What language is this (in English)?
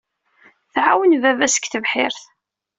Kabyle